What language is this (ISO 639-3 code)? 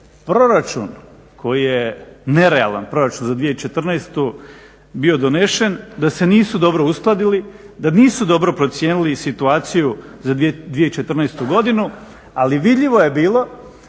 hrv